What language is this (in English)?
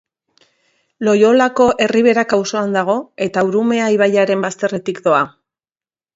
Basque